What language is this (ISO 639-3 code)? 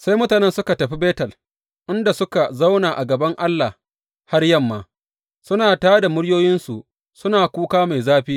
hau